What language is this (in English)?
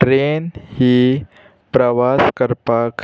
Konkani